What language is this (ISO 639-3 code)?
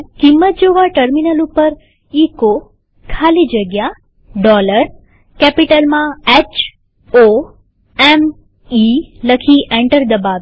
guj